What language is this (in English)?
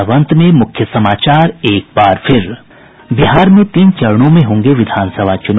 Hindi